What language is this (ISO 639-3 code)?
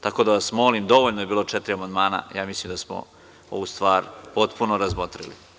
srp